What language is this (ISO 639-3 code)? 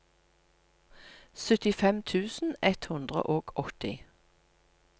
nor